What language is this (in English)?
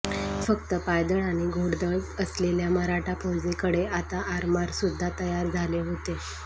Marathi